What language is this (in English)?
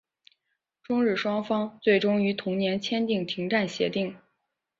Chinese